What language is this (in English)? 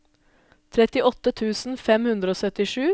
Norwegian